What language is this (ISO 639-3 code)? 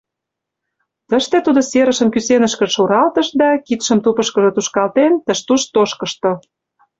chm